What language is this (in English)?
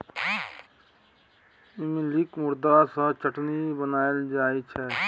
Maithili